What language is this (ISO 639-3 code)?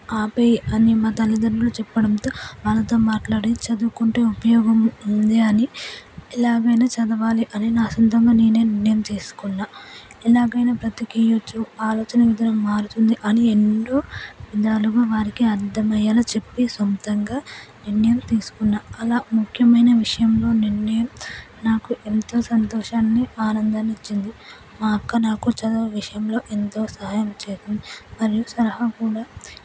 tel